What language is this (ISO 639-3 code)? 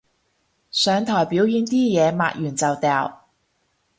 yue